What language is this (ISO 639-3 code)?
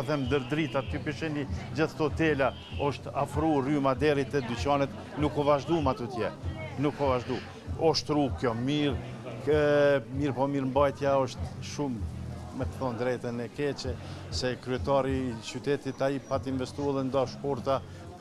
ron